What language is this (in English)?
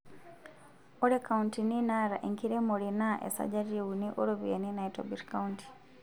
Masai